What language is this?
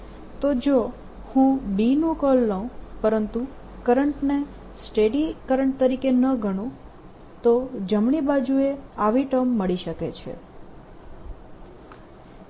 Gujarati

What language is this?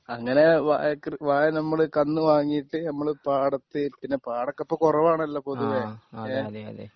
Malayalam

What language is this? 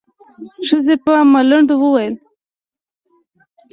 Pashto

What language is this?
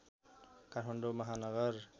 Nepali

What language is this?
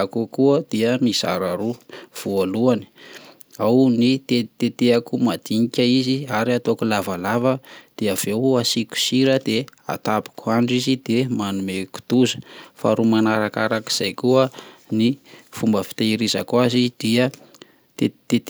Malagasy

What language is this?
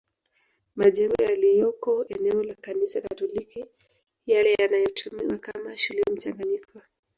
Swahili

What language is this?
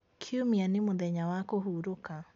Kikuyu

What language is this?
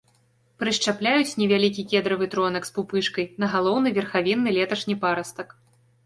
Belarusian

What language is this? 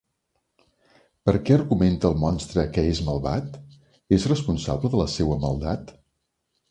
Catalan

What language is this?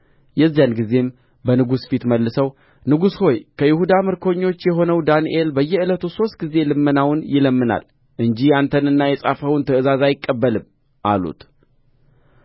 Amharic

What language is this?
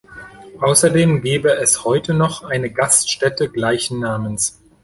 German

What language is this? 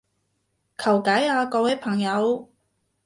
Cantonese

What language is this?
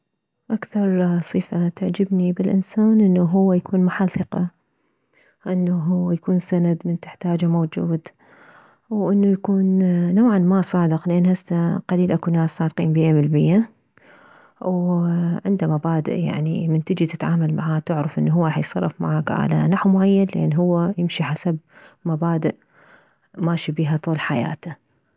Mesopotamian Arabic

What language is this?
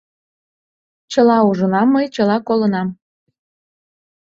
Mari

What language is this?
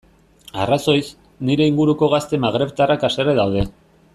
Basque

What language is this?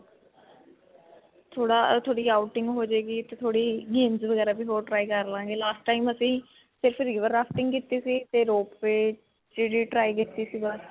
Punjabi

